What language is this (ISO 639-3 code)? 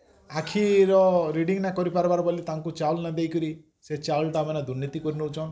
ori